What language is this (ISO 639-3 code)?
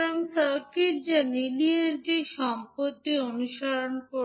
ben